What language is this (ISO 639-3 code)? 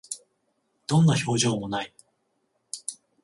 jpn